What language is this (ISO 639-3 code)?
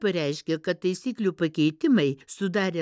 lit